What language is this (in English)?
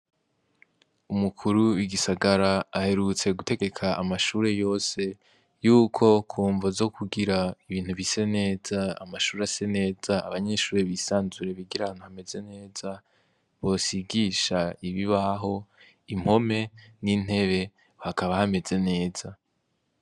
Rundi